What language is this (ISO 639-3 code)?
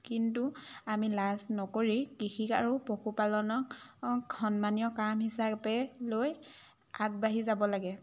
asm